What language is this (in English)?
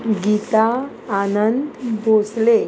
Konkani